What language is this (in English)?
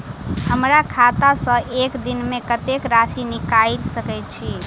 Maithili